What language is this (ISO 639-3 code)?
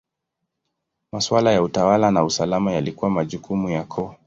swa